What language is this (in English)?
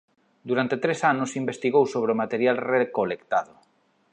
Galician